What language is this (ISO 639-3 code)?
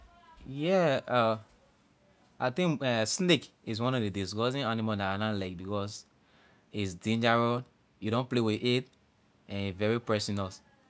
lir